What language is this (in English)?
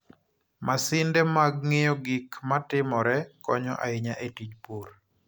Luo (Kenya and Tanzania)